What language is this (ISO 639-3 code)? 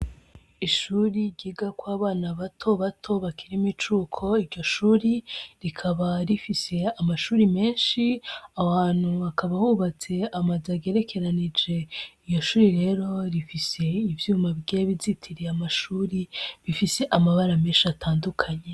run